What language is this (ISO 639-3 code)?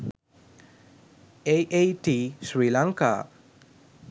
sin